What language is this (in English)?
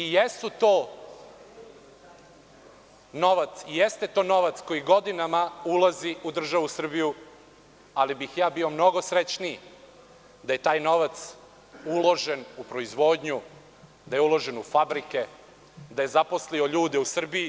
Serbian